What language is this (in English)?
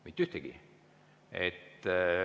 Estonian